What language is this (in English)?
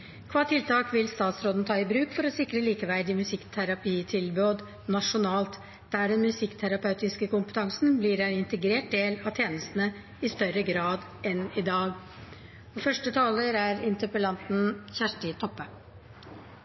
Norwegian